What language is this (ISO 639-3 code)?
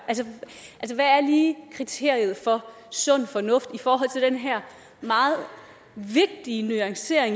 dan